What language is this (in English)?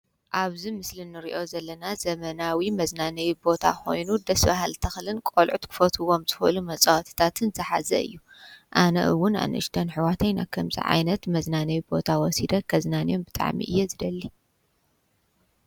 Tigrinya